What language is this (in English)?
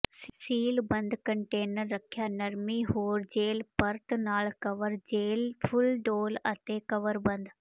Punjabi